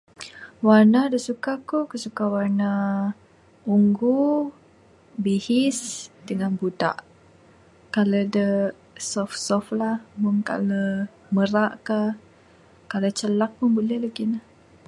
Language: Bukar-Sadung Bidayuh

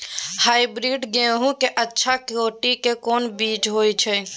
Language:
Maithili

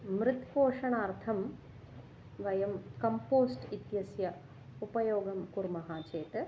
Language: Sanskrit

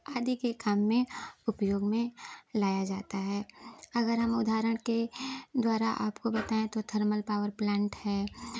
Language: Hindi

